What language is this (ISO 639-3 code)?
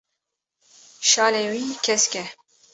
kur